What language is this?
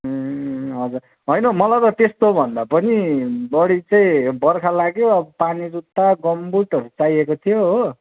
Nepali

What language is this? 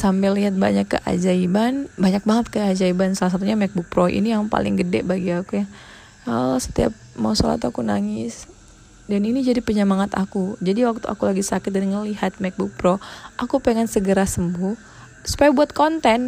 Indonesian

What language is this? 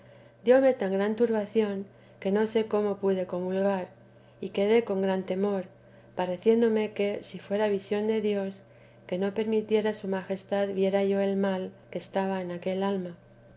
Spanish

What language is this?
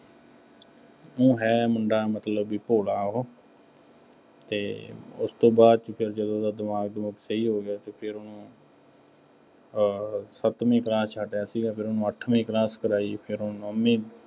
Punjabi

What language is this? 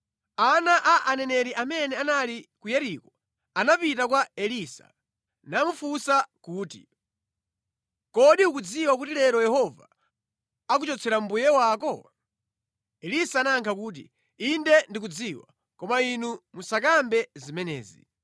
Nyanja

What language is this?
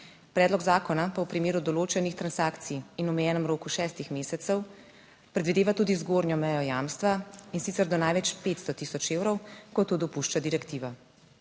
Slovenian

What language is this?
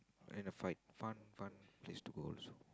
English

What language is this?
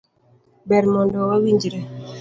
Luo (Kenya and Tanzania)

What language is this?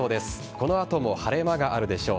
Japanese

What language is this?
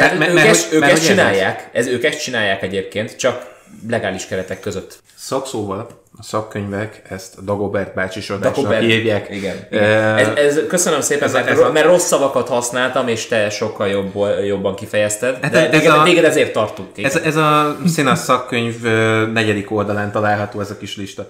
Hungarian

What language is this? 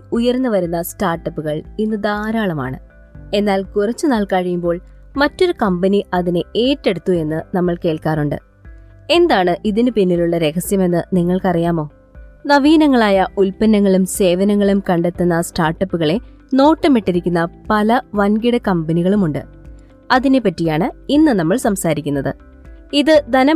Malayalam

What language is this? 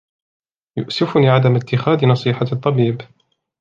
Arabic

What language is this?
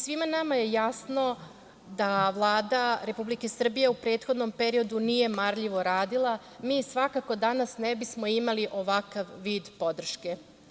Serbian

